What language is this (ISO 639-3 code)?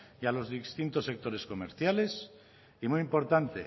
spa